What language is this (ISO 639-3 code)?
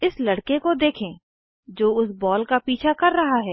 hin